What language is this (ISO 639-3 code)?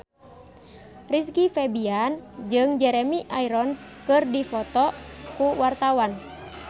sun